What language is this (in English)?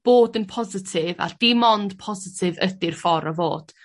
Welsh